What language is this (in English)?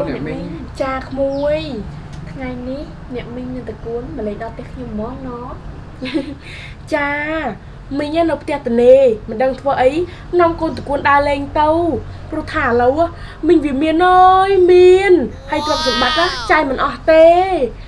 Thai